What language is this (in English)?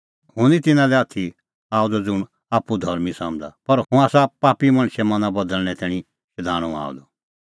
Kullu Pahari